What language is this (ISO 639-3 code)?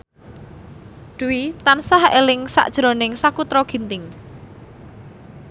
jav